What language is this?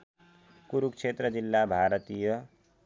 Nepali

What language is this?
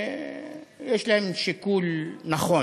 Hebrew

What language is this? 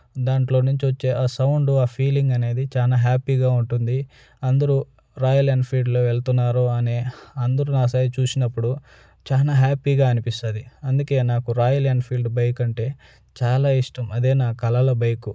Telugu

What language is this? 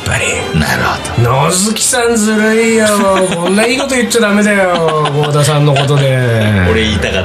Japanese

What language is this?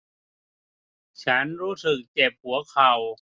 Thai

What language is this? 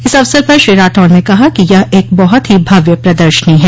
Hindi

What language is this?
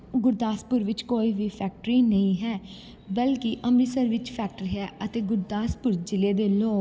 Punjabi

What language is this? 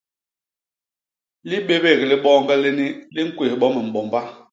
Basaa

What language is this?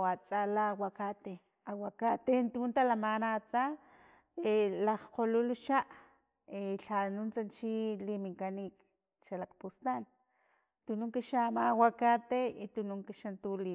Filomena Mata-Coahuitlán Totonac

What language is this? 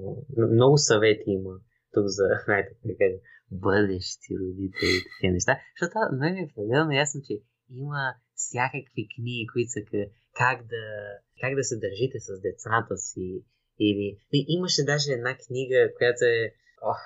Bulgarian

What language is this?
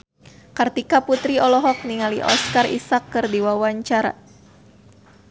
Sundanese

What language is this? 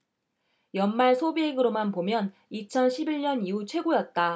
Korean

